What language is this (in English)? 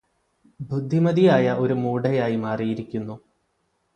Malayalam